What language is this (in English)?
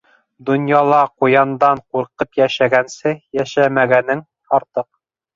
Bashkir